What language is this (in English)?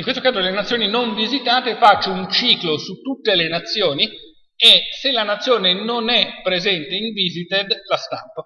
Italian